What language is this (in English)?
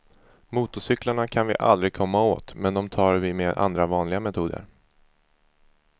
Swedish